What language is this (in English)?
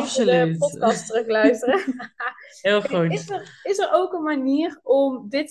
Dutch